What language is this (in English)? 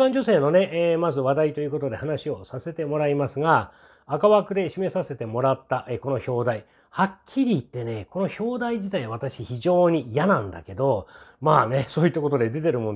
Japanese